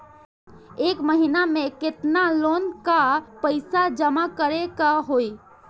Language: Bhojpuri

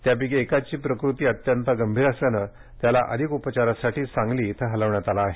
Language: Marathi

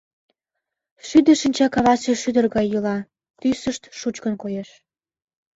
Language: Mari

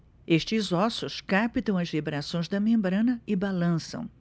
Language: Portuguese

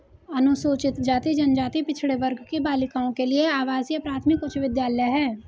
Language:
Hindi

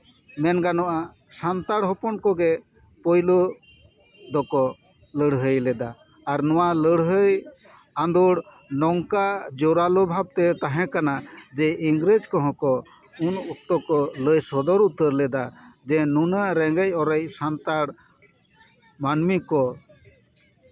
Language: Santali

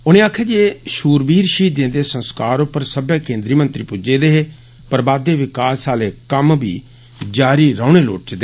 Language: Dogri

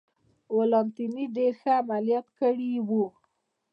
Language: Pashto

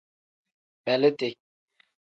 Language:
Tem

